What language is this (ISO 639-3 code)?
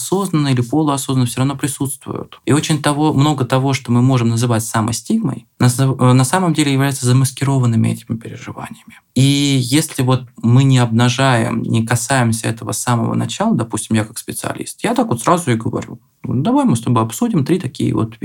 rus